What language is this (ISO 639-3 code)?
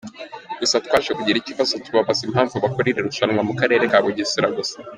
kin